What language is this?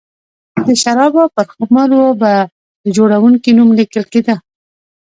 Pashto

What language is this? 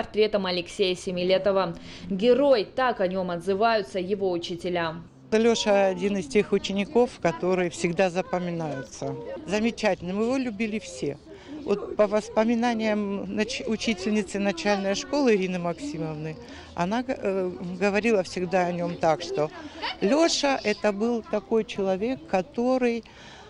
Russian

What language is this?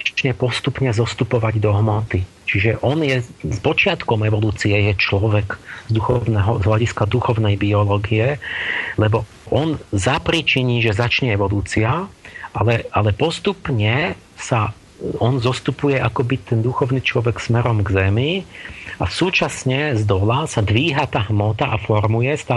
Slovak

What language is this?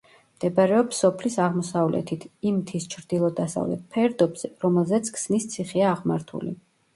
Georgian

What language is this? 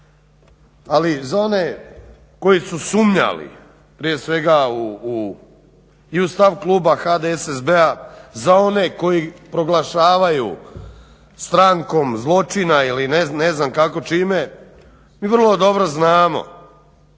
Croatian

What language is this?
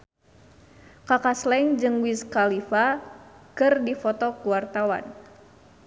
Sundanese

